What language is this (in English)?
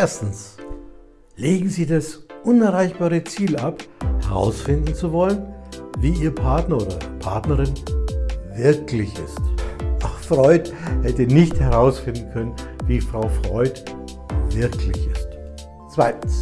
German